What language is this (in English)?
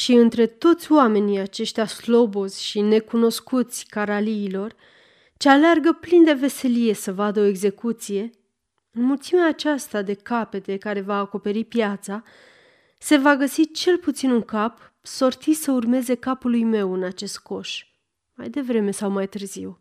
Romanian